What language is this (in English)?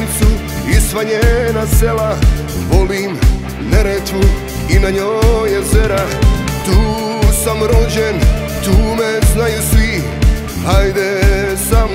Arabic